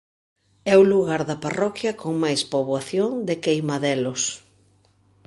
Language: Galician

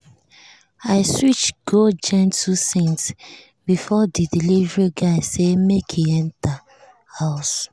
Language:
Nigerian Pidgin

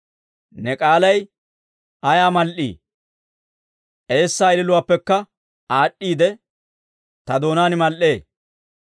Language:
Dawro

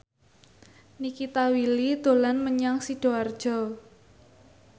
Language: Javanese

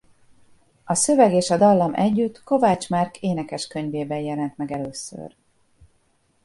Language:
Hungarian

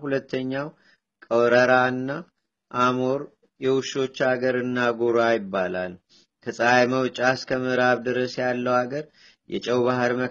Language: Amharic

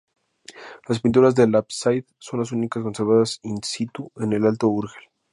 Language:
Spanish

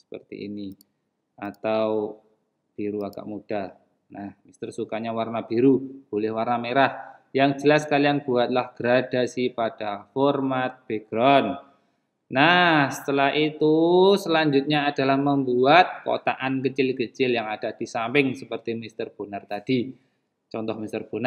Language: Indonesian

